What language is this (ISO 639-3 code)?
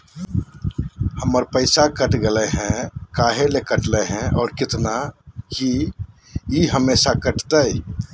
mag